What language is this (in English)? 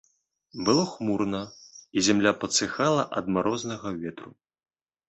Belarusian